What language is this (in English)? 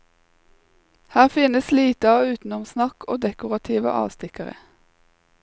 Norwegian